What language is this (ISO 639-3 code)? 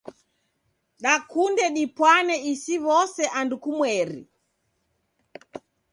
dav